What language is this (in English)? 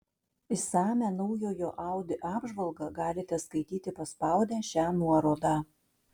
Lithuanian